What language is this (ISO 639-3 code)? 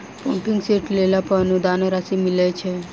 mai